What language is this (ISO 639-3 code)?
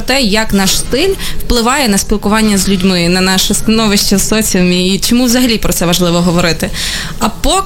ukr